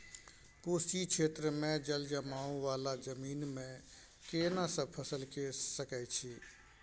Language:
Maithili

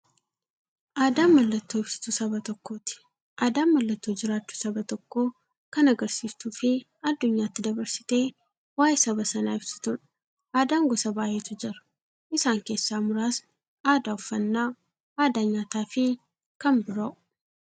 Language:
Oromo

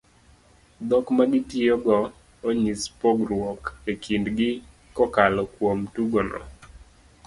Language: Luo (Kenya and Tanzania)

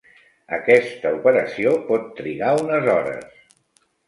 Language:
Catalan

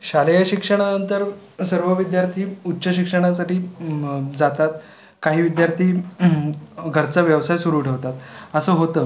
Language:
Marathi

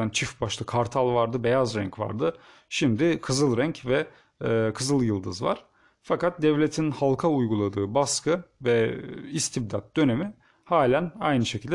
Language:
Turkish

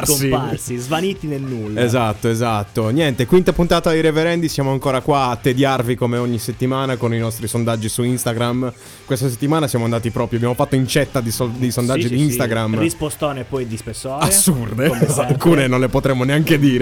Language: Italian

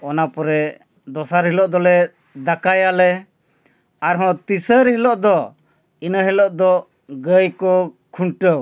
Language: Santali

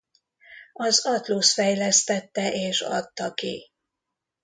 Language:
Hungarian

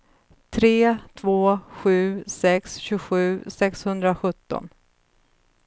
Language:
Swedish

